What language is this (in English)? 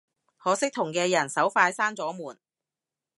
Cantonese